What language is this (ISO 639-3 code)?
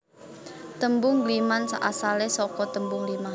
jav